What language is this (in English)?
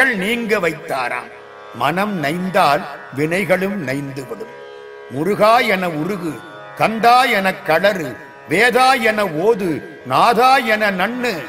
Tamil